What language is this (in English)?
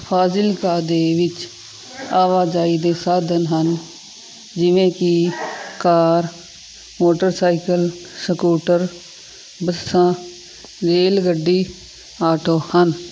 Punjabi